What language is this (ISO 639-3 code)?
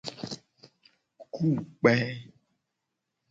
gej